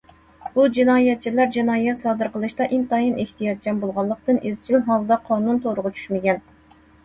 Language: Uyghur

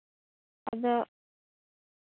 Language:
Santali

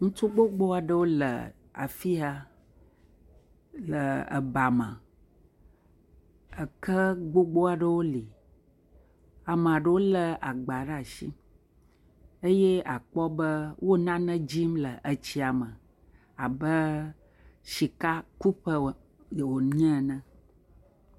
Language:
Ewe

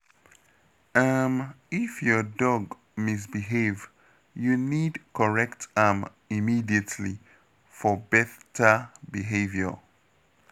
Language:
Nigerian Pidgin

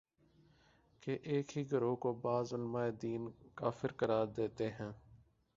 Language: Urdu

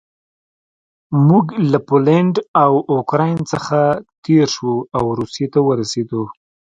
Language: Pashto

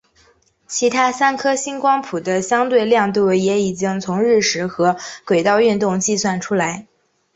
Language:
Chinese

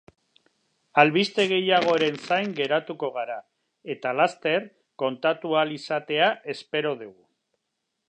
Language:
Basque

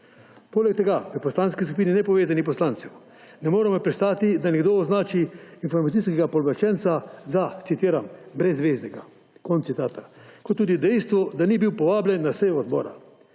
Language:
Slovenian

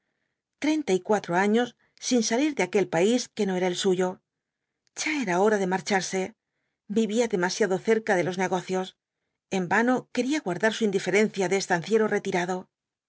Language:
Spanish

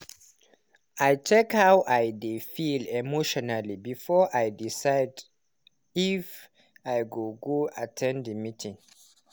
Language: Nigerian Pidgin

